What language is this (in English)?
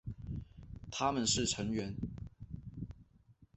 Chinese